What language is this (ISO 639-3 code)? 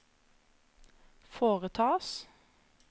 nor